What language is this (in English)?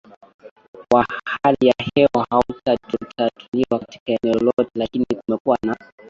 Swahili